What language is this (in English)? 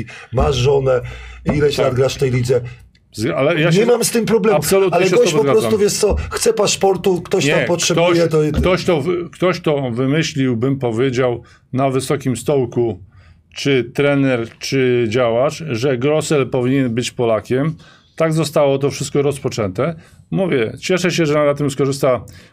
Polish